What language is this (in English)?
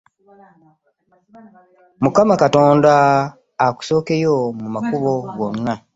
Ganda